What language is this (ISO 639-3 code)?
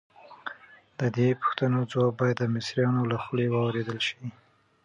pus